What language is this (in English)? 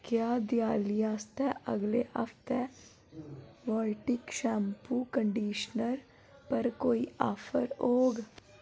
Dogri